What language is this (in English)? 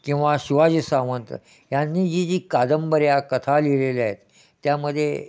Marathi